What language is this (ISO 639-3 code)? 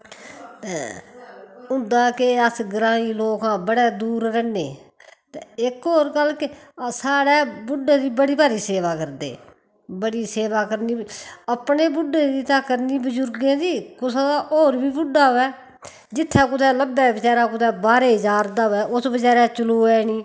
doi